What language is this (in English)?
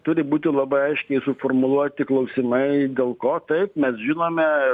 Lithuanian